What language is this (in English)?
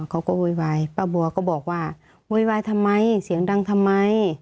Thai